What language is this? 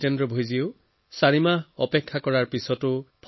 Assamese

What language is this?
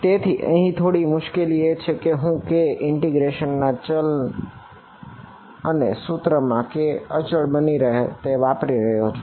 Gujarati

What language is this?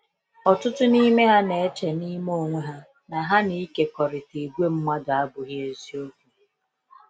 Igbo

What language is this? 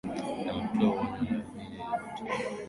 Swahili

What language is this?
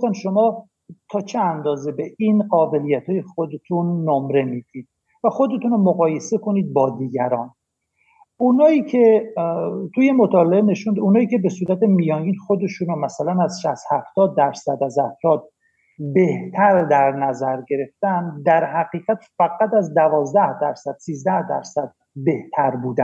Persian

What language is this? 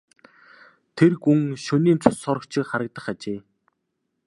Mongolian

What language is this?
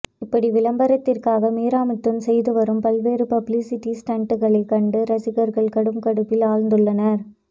Tamil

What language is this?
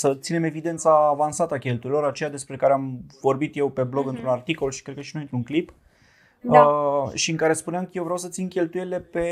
Romanian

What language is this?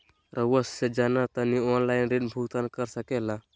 Magahi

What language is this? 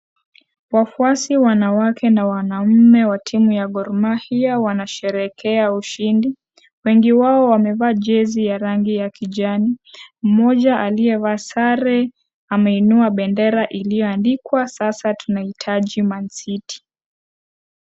Swahili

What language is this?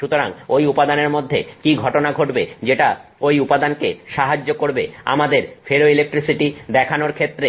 Bangla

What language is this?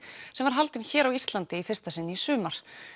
Icelandic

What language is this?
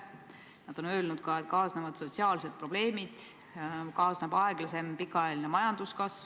Estonian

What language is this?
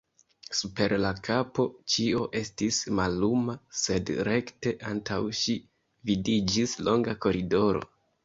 Esperanto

